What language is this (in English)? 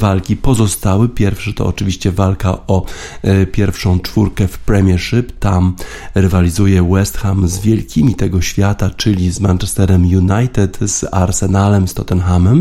Polish